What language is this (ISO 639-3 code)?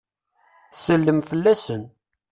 kab